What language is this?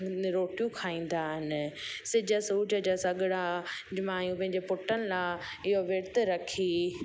Sindhi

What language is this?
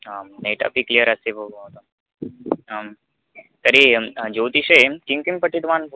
Sanskrit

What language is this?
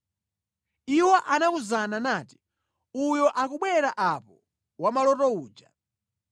Nyanja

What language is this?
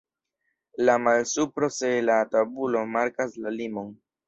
Esperanto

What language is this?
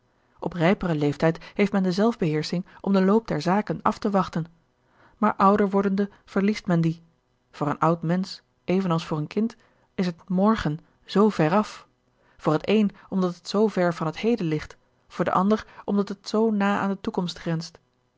Dutch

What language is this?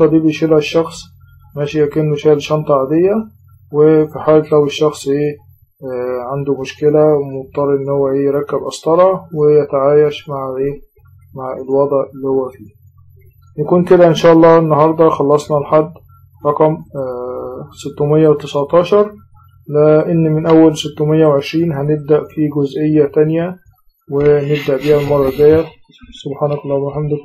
Arabic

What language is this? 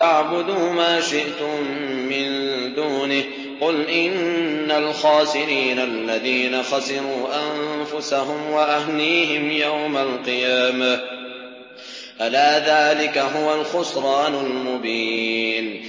Arabic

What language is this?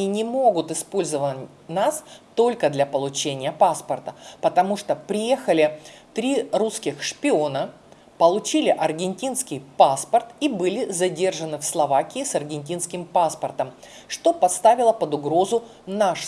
Russian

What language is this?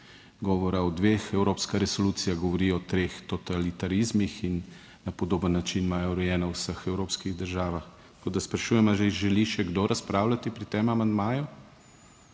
Slovenian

